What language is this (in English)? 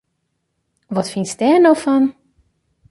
Western Frisian